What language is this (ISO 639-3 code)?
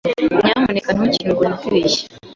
kin